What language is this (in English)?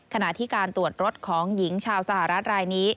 Thai